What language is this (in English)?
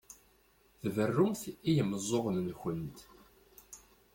Kabyle